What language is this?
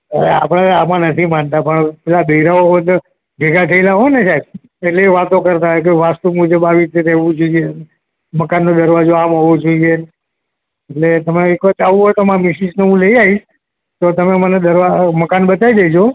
Gujarati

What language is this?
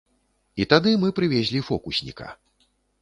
Belarusian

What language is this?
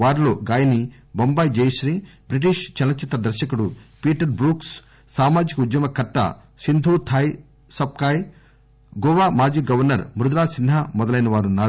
Telugu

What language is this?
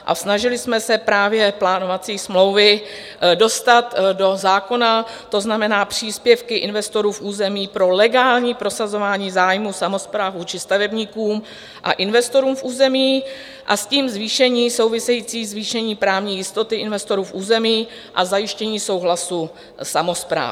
Czech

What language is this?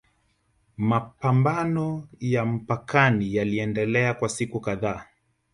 Swahili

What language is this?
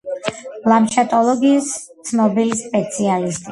Georgian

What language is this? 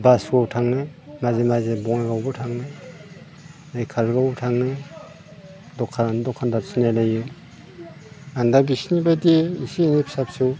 Bodo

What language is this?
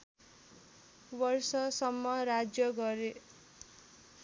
Nepali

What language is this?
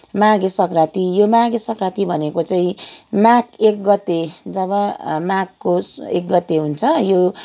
Nepali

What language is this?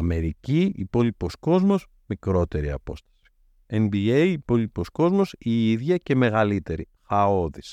Greek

